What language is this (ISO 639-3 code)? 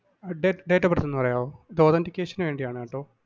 mal